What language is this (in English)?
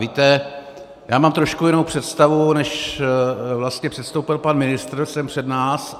Czech